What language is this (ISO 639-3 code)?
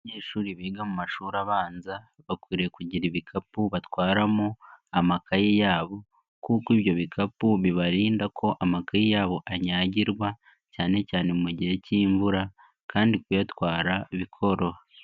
kin